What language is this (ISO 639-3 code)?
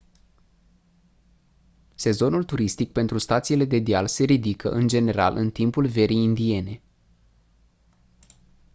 ron